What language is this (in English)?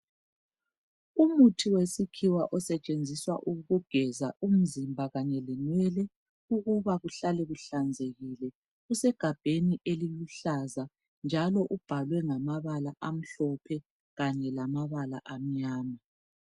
North Ndebele